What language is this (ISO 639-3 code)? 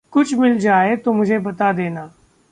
hin